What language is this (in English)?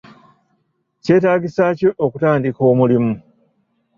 Ganda